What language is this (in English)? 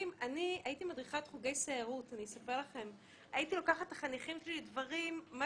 Hebrew